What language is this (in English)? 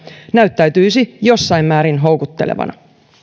Finnish